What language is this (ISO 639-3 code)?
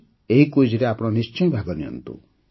ori